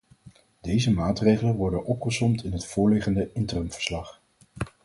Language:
Dutch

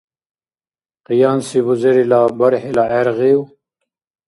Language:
Dargwa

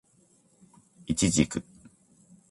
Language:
Japanese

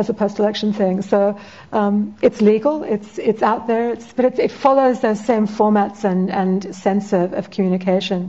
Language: English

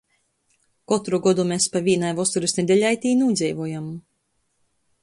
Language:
Latgalian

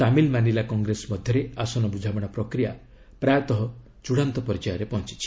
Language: Odia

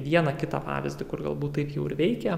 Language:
Lithuanian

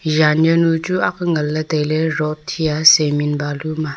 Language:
Wancho Naga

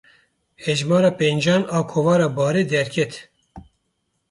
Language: Kurdish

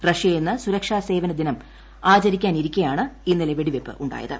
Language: Malayalam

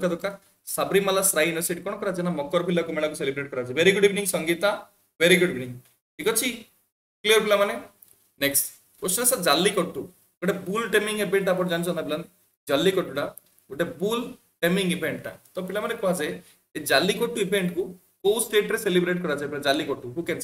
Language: Hindi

